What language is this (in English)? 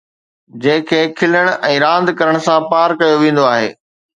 Sindhi